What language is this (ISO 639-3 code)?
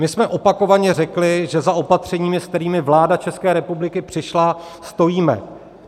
ces